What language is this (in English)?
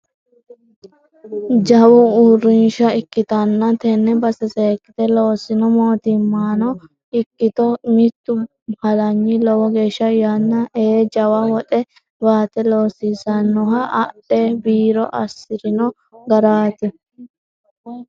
Sidamo